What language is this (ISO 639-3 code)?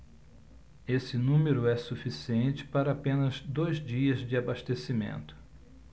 por